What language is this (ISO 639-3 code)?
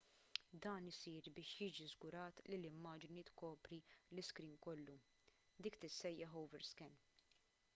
mlt